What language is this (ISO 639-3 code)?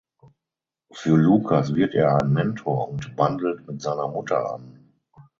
deu